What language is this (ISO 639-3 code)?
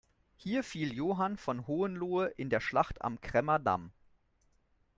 deu